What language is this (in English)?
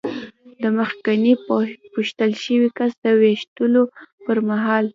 Pashto